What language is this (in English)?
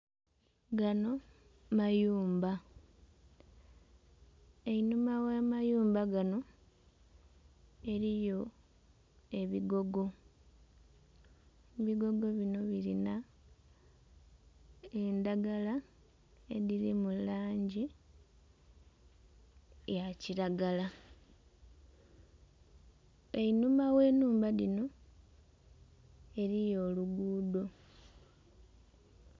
Soga